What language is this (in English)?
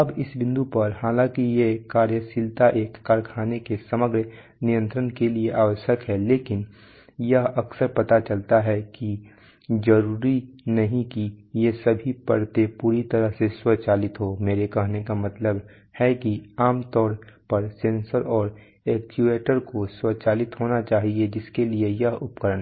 Hindi